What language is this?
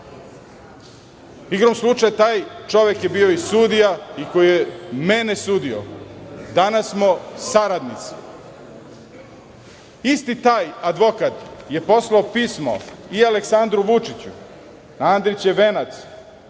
Serbian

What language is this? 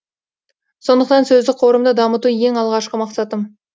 Kazakh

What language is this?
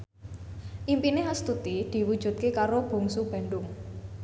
Javanese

